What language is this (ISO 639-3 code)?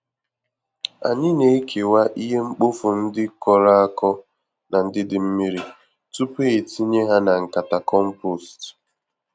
ibo